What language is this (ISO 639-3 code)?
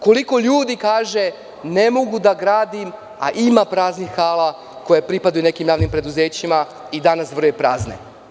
srp